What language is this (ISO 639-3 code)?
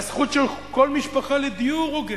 heb